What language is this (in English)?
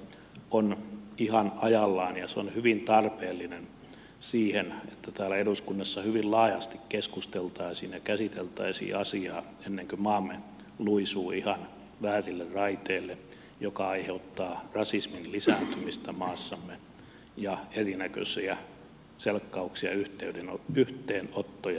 Finnish